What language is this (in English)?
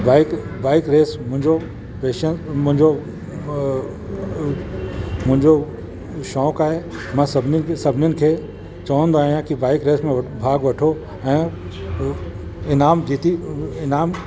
Sindhi